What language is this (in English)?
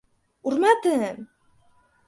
Uzbek